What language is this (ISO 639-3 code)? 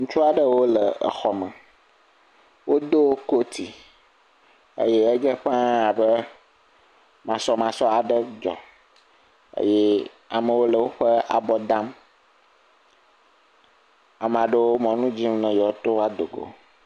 ewe